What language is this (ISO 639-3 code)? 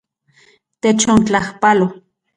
ncx